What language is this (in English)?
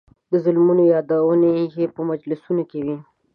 Pashto